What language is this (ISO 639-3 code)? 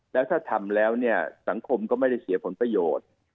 tha